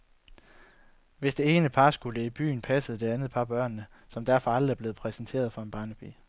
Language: Danish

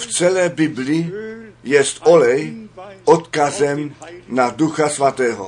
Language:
Czech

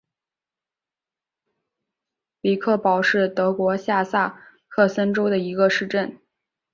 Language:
Chinese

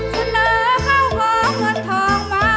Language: Thai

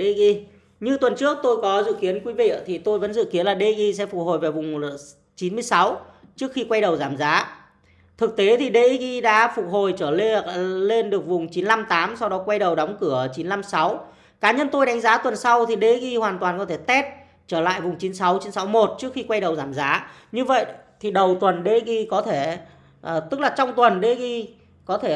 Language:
Vietnamese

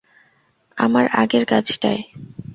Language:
Bangla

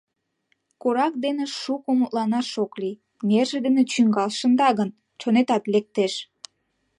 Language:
Mari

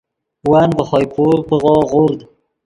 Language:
Yidgha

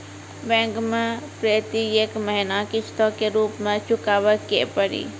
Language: Maithili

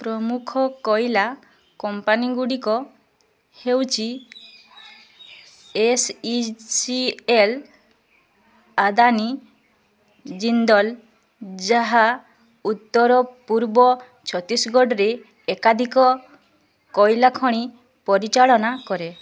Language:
Odia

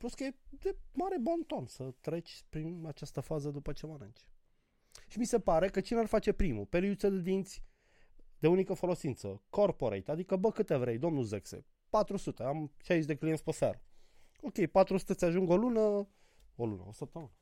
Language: Romanian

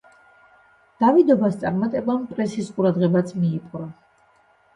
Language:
Georgian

